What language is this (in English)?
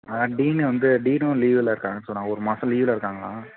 Tamil